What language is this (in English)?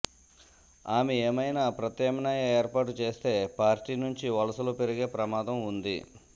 Telugu